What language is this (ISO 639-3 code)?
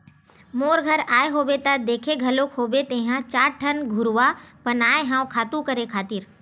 hne